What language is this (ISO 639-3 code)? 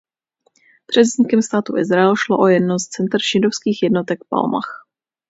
ces